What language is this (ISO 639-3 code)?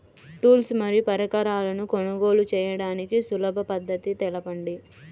tel